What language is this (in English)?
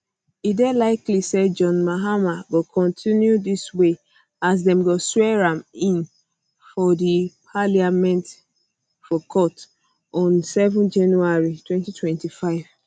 Nigerian Pidgin